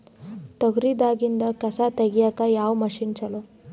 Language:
Kannada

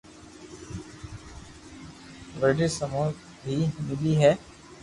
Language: Loarki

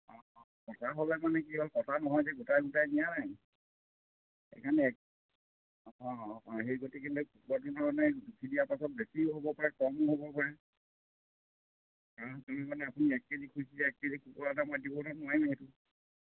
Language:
Assamese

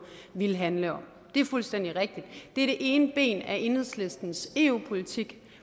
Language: Danish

